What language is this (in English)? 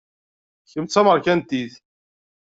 Kabyle